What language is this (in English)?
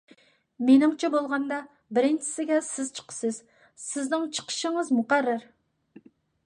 Uyghur